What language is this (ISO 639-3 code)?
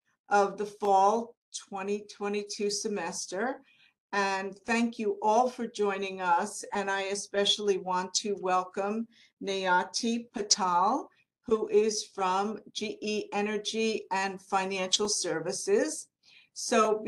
eng